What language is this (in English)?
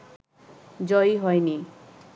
Bangla